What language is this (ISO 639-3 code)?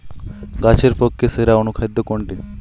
ben